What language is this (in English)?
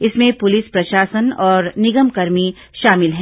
Hindi